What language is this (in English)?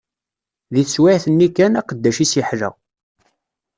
Kabyle